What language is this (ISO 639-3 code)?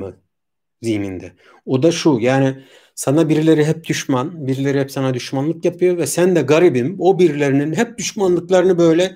tur